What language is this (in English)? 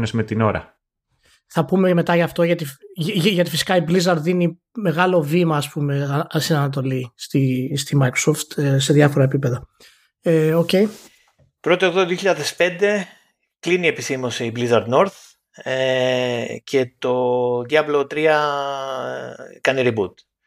Greek